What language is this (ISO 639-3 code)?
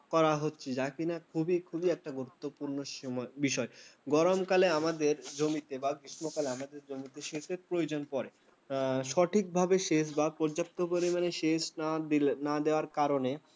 ben